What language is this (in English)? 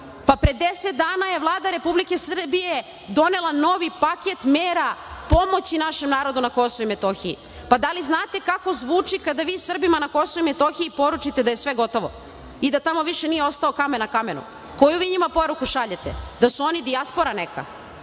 Serbian